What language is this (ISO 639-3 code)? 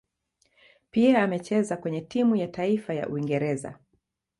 swa